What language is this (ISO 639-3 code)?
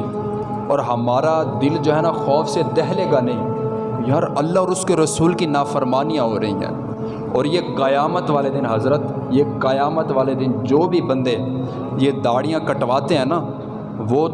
urd